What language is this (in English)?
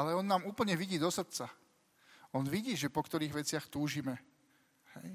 Slovak